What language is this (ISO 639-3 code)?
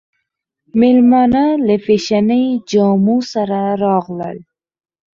pus